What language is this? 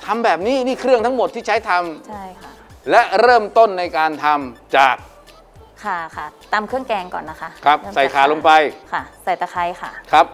Thai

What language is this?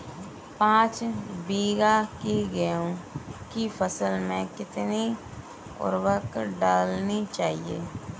Hindi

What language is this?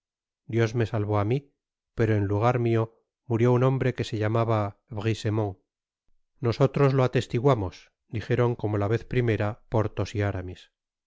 Spanish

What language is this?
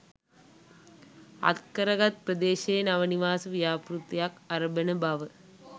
Sinhala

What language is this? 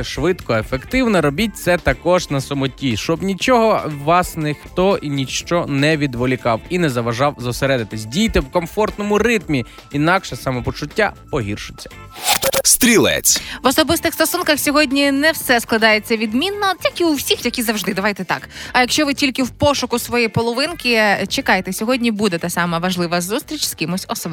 Ukrainian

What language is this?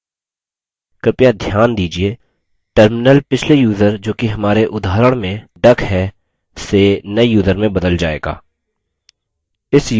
Hindi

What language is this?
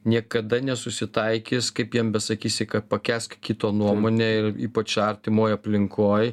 Lithuanian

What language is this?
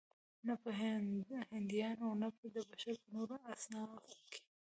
Pashto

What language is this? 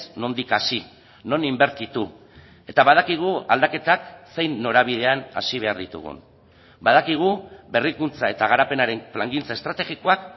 Basque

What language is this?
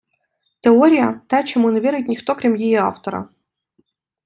Ukrainian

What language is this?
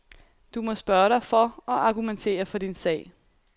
Danish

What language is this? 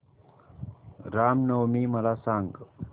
Marathi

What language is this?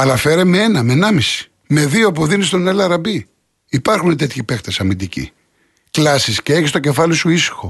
Greek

